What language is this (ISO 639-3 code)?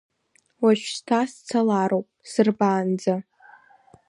abk